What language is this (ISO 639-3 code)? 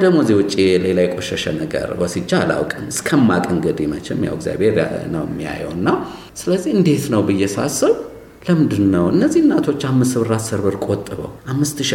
amh